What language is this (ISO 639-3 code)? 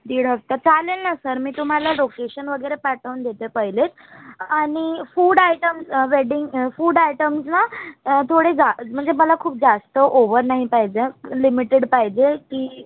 mar